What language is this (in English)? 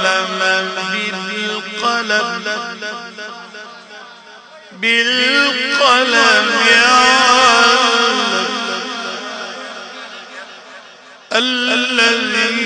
Arabic